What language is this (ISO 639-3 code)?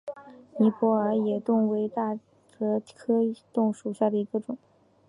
zho